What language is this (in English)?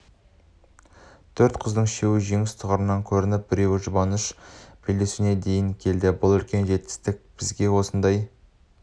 Kazakh